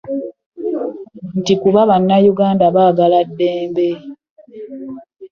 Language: Ganda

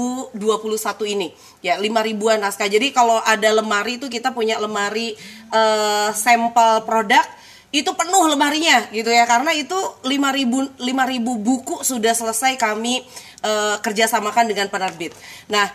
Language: Indonesian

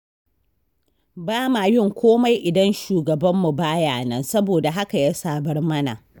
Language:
Hausa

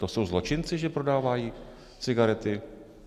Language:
Czech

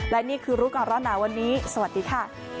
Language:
Thai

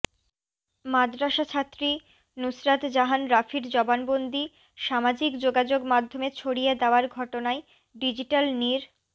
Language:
Bangla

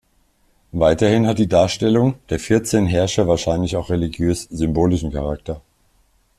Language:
German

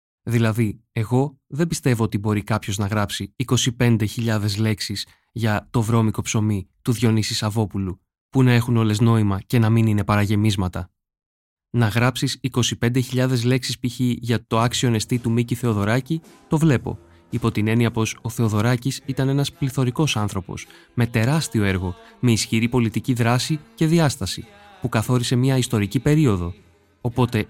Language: Greek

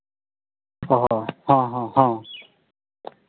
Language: Santali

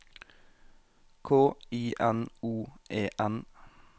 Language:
Norwegian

